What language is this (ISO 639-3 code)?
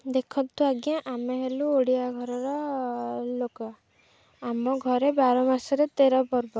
ori